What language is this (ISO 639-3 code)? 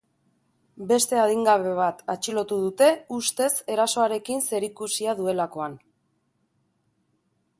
eus